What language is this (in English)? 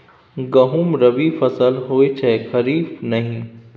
Maithili